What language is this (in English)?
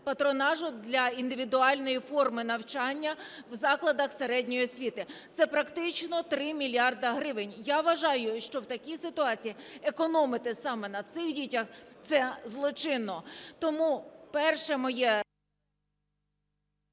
Ukrainian